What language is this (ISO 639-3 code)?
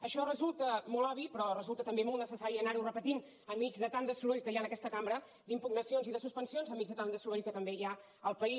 cat